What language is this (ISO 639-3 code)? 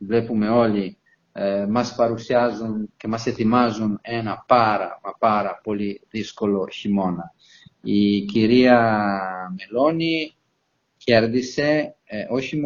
ell